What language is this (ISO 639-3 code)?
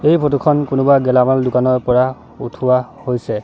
asm